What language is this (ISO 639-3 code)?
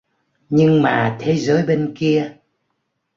vie